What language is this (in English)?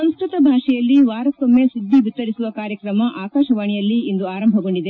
Kannada